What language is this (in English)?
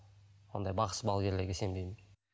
Kazakh